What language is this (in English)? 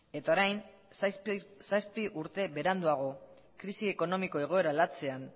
Basque